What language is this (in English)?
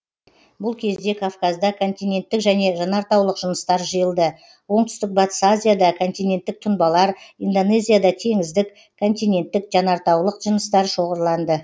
Kazakh